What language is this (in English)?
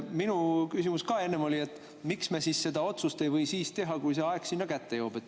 Estonian